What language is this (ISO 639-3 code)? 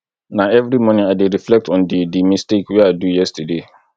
pcm